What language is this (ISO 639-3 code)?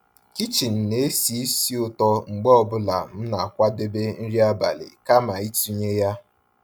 ibo